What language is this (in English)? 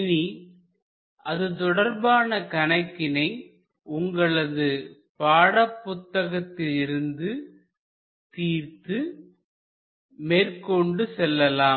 Tamil